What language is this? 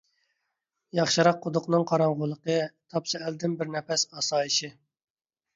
Uyghur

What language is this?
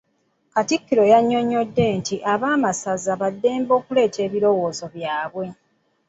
Ganda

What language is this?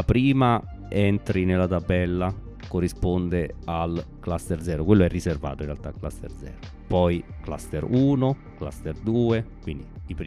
Italian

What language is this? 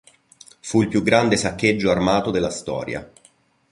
Italian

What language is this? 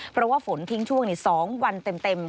Thai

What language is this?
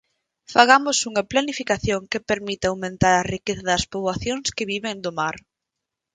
Galician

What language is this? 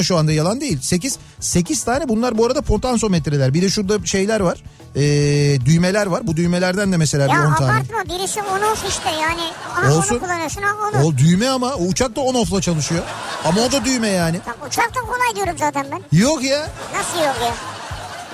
Turkish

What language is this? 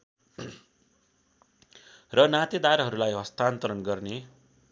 Nepali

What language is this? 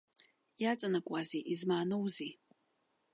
Abkhazian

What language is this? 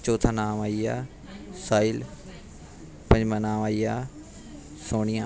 Dogri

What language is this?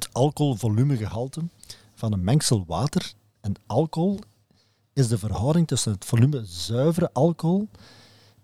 Dutch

